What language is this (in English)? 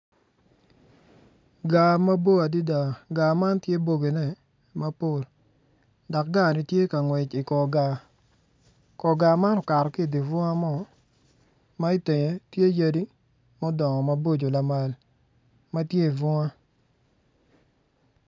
Acoli